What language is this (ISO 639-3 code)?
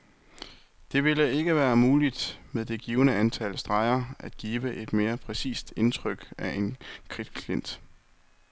dan